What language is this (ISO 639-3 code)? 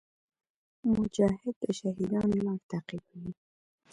pus